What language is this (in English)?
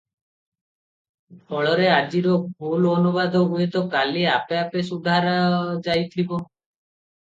Odia